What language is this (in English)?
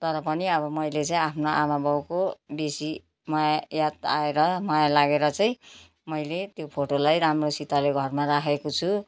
Nepali